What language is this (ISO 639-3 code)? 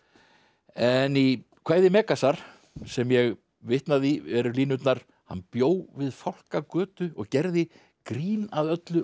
isl